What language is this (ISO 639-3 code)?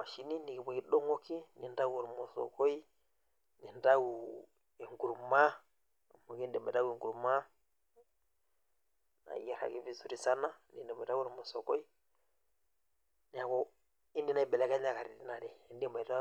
mas